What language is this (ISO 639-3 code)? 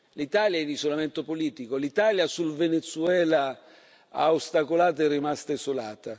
ita